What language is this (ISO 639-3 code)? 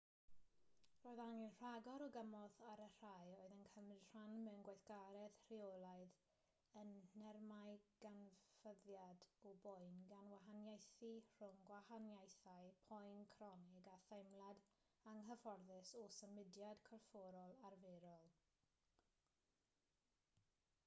cym